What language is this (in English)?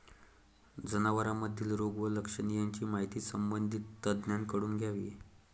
Marathi